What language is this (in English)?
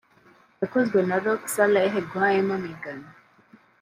Kinyarwanda